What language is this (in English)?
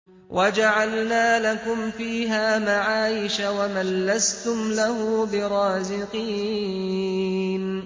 Arabic